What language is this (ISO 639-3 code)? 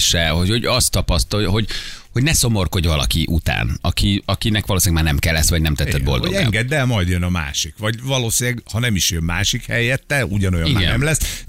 hun